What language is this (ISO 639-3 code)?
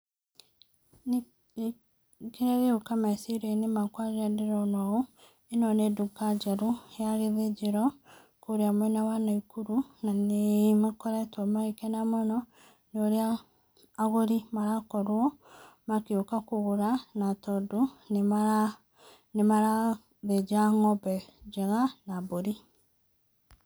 kik